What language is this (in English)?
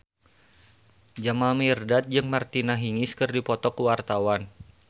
Sundanese